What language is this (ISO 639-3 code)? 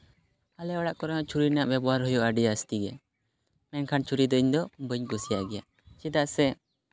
sat